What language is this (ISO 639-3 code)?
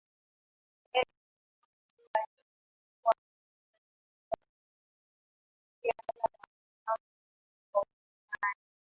swa